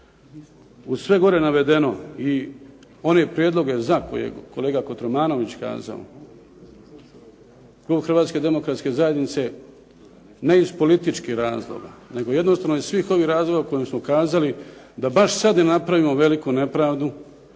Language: Croatian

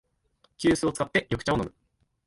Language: Japanese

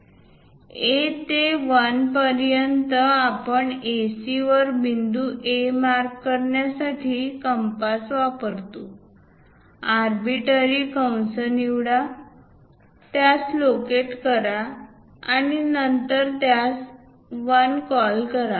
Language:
Marathi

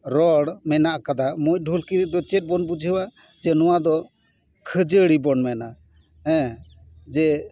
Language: Santali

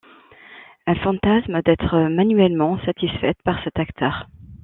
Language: French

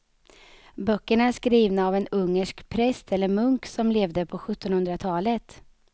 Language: Swedish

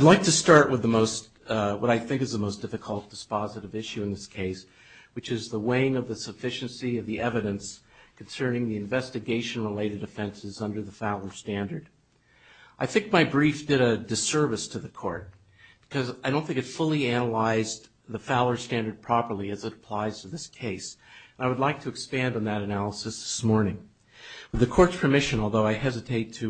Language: English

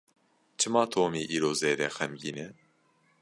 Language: Kurdish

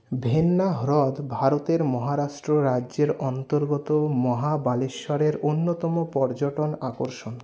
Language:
Bangla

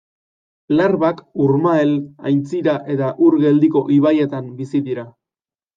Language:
Basque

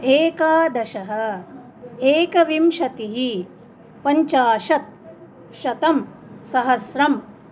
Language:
Sanskrit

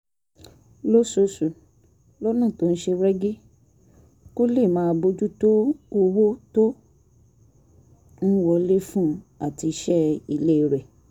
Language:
Yoruba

